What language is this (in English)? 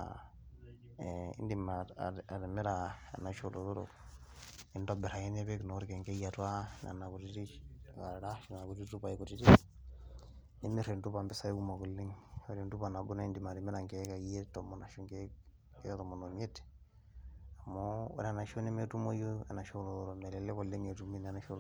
Masai